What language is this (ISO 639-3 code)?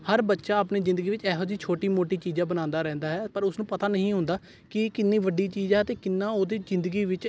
pan